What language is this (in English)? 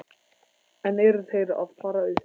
Icelandic